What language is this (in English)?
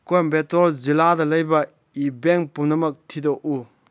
Manipuri